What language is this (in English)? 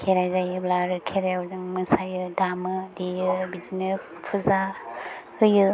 Bodo